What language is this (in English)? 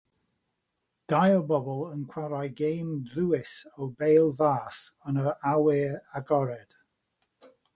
Welsh